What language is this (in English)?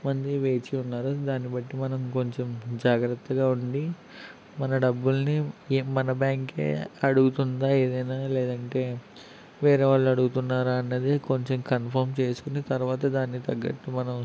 Telugu